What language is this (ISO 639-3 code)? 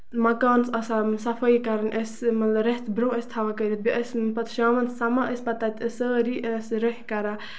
kas